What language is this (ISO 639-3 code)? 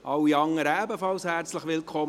gsw